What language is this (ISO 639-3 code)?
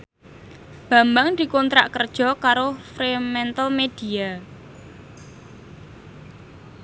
jav